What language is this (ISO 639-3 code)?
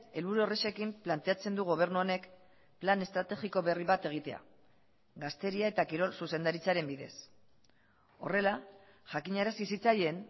eus